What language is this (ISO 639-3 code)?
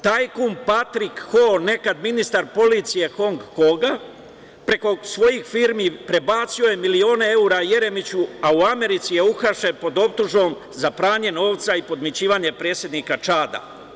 srp